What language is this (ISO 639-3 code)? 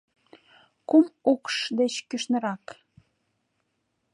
chm